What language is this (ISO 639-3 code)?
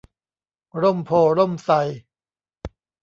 tha